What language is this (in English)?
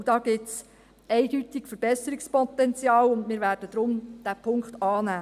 Swiss German